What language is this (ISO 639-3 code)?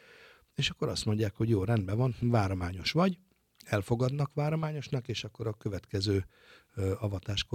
hun